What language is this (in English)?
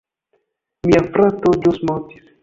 Esperanto